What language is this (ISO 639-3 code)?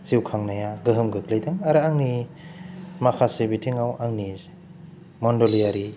brx